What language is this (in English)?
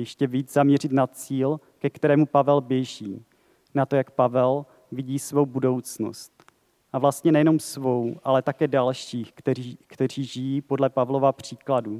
Czech